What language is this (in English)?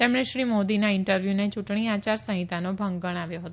Gujarati